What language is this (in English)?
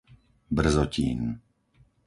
Slovak